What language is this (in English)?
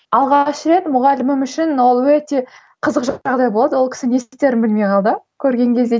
Kazakh